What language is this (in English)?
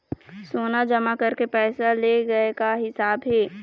Chhattisgarhi